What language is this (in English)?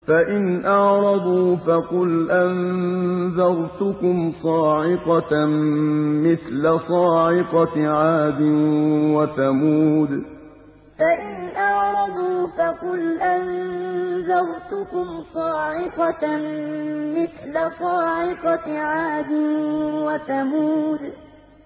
Arabic